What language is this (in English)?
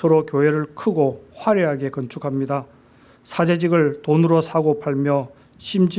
Korean